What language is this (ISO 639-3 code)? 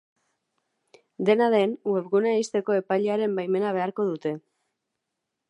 eus